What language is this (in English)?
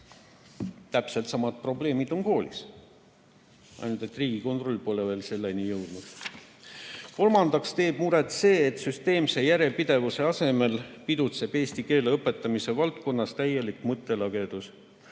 Estonian